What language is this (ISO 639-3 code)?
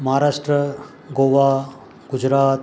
snd